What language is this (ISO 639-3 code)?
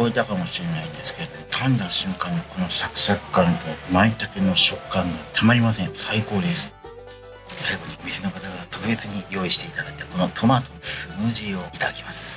jpn